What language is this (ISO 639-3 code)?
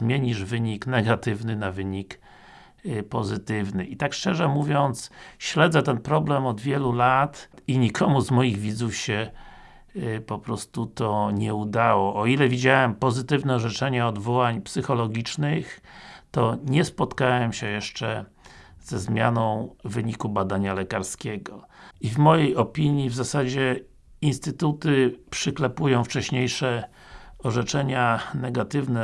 pol